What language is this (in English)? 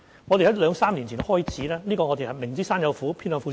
Cantonese